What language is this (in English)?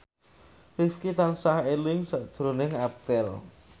Javanese